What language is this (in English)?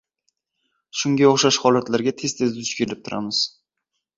Uzbek